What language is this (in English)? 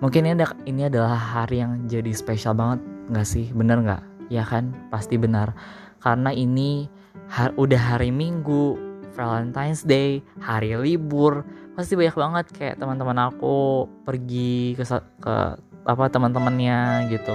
Indonesian